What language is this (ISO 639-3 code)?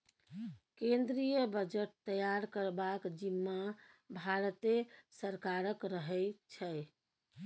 mai